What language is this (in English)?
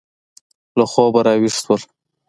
Pashto